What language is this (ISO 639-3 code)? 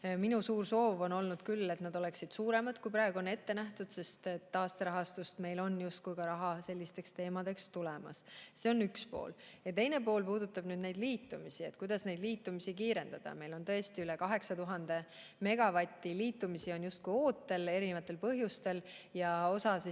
est